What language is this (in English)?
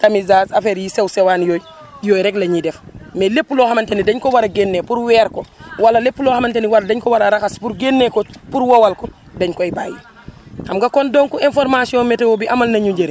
Wolof